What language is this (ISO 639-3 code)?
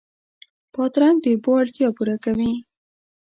pus